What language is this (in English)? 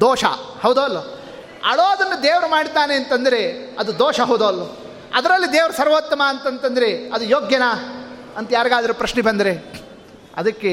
Kannada